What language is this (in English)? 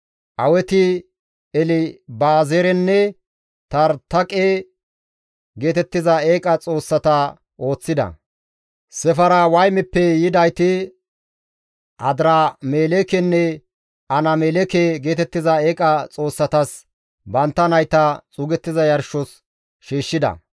Gamo